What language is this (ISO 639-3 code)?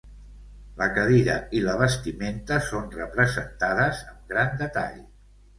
cat